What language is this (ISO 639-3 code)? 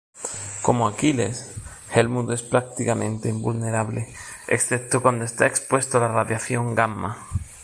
spa